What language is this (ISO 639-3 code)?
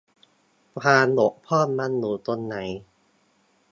tha